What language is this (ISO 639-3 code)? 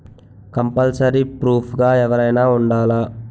tel